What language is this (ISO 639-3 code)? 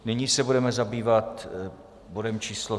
ces